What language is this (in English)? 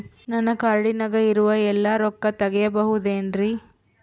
Kannada